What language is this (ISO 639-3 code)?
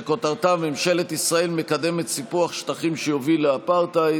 heb